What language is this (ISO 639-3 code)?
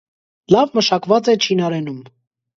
hye